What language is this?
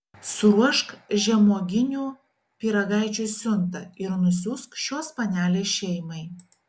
Lithuanian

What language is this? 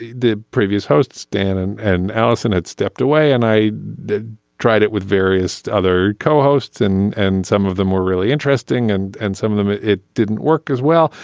English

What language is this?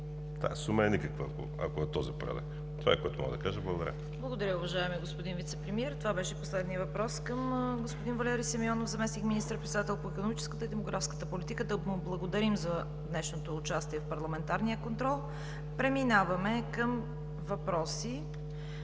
Bulgarian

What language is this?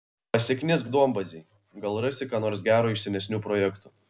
Lithuanian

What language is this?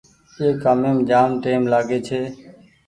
Goaria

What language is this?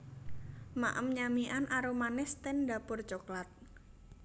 Javanese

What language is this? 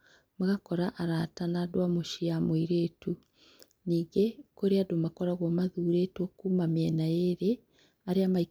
Kikuyu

